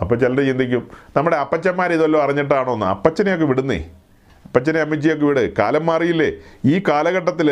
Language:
Malayalam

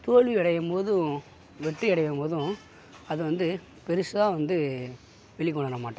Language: Tamil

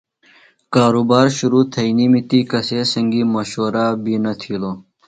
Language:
Phalura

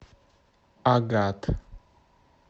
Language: Russian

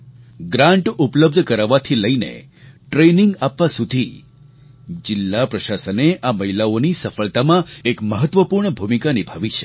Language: Gujarati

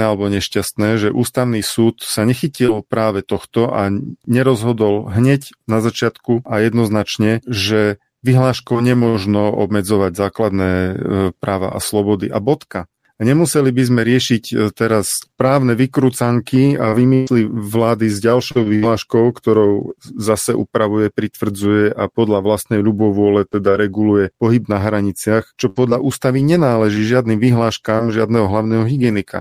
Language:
Slovak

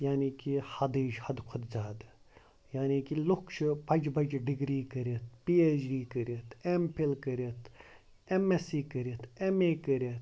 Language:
Kashmiri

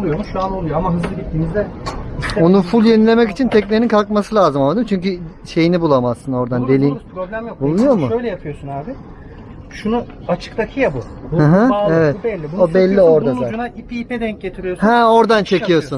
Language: Turkish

